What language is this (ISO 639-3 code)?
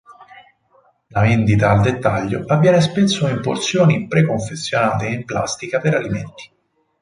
ita